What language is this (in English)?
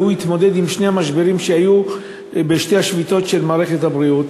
Hebrew